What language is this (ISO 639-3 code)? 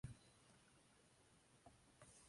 swa